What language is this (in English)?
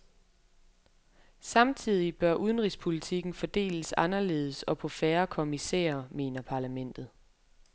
Danish